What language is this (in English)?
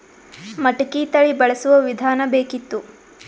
Kannada